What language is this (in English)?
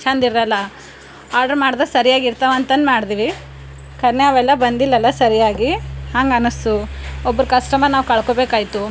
Kannada